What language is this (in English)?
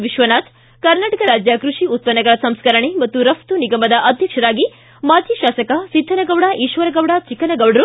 Kannada